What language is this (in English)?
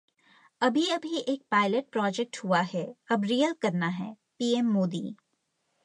Hindi